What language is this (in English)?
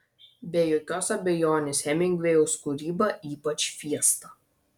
Lithuanian